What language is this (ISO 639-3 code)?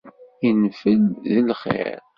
kab